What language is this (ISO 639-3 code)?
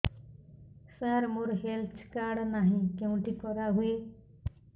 ori